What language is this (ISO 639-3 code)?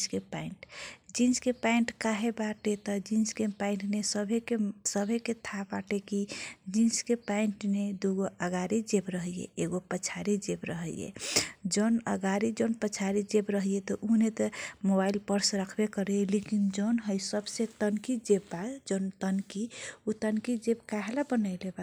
thq